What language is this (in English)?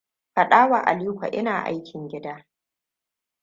Hausa